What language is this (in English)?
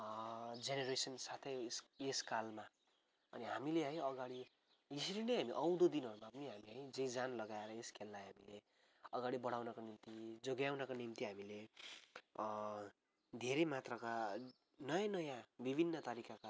Nepali